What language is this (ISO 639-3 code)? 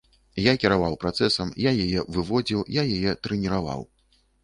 bel